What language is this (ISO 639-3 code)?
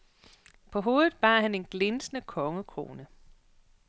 dan